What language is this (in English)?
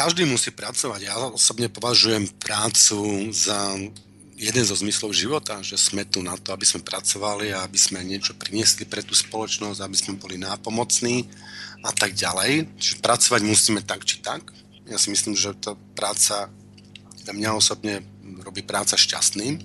Slovak